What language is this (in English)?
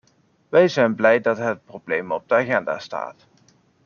Dutch